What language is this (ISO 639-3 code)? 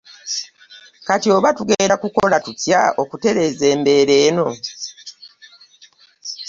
lug